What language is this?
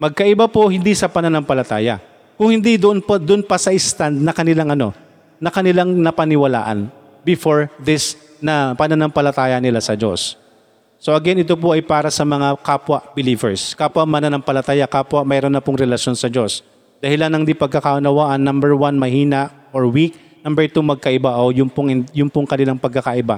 Filipino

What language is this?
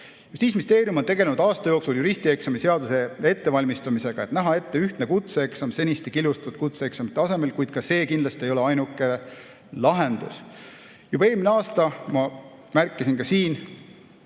Estonian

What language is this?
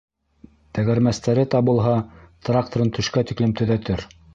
Bashkir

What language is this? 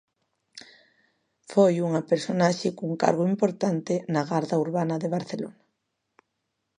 Galician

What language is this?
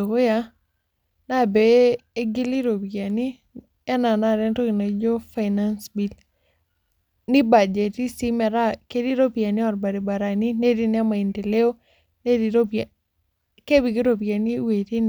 Masai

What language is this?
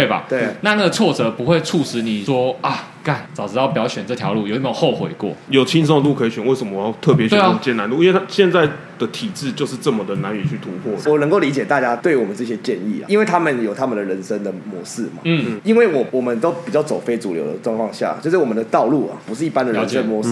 Chinese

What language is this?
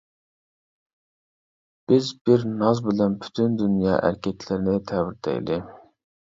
Uyghur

